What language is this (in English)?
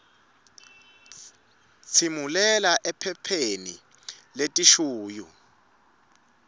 Swati